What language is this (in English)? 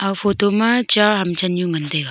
Wancho Naga